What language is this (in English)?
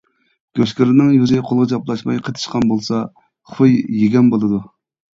Uyghur